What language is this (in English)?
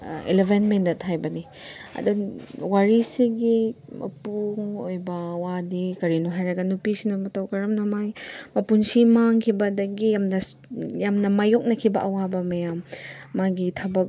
Manipuri